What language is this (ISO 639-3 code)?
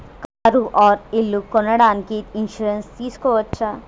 tel